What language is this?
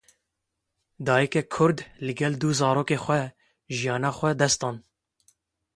Kurdish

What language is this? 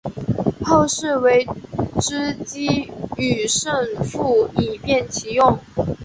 Chinese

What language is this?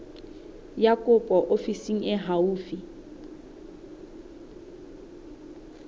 Southern Sotho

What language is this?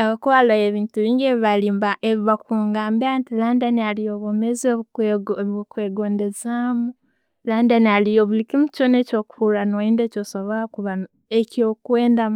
Tooro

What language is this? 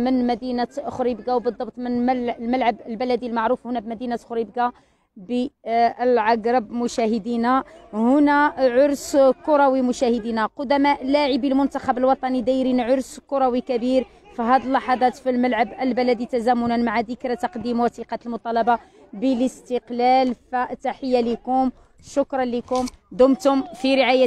Arabic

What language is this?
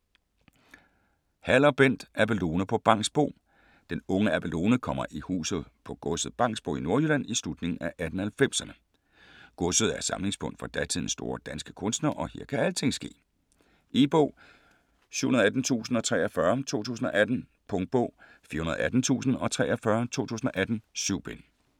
Danish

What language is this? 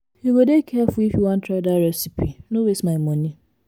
Nigerian Pidgin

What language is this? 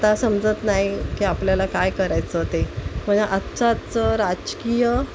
Marathi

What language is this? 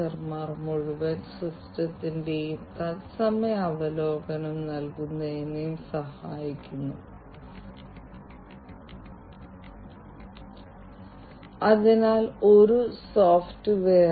Malayalam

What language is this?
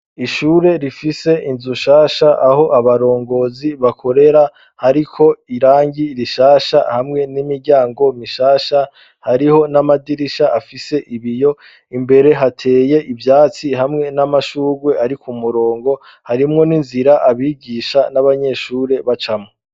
Rundi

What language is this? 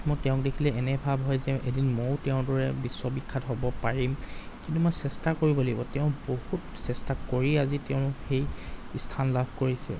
Assamese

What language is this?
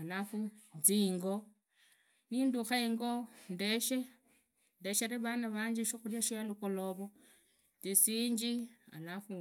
Idakho-Isukha-Tiriki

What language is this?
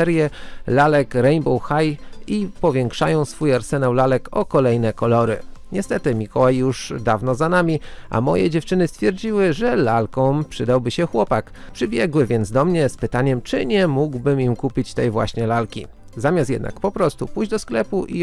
Polish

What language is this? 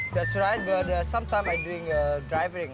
Indonesian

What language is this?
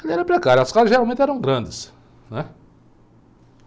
Portuguese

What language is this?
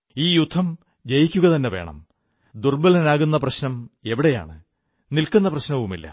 Malayalam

